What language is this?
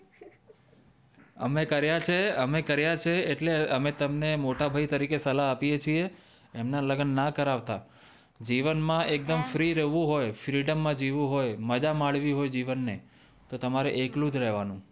Gujarati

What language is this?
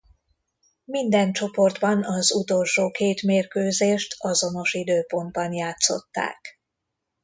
Hungarian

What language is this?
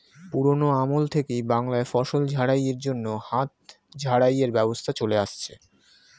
Bangla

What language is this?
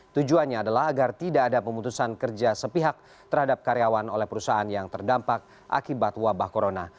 Indonesian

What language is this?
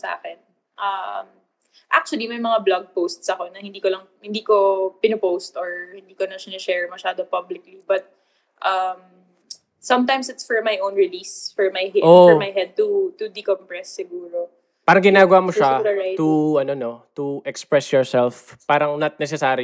Filipino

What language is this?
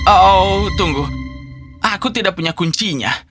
Indonesian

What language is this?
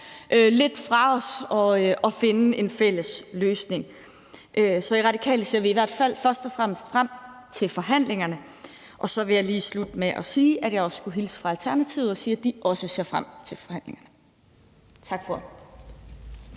Danish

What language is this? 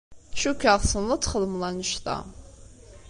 Kabyle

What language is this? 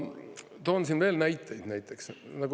Estonian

